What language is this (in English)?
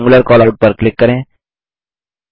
Hindi